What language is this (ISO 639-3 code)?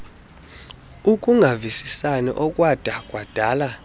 xho